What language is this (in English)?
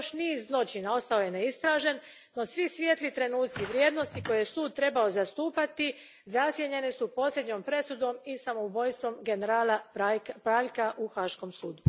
Croatian